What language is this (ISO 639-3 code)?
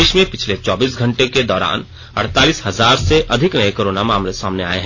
hin